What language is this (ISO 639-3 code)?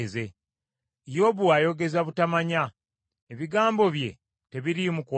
lug